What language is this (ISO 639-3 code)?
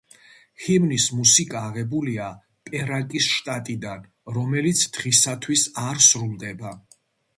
kat